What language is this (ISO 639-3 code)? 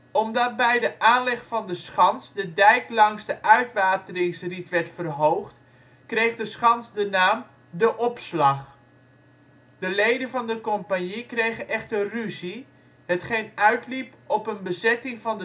nld